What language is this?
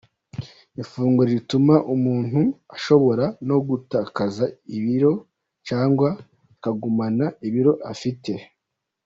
Kinyarwanda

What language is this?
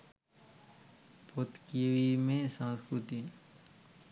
Sinhala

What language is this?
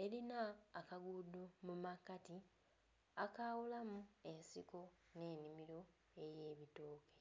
Soga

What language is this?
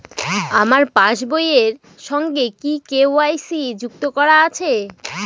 Bangla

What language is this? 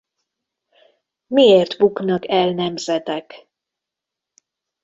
Hungarian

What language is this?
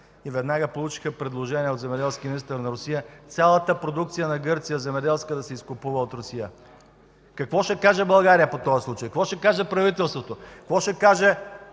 Bulgarian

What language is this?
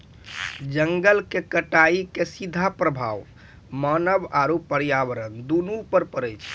Maithili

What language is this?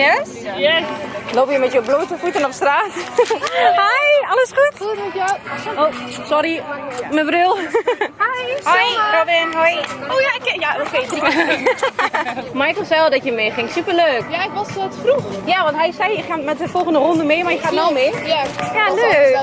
Dutch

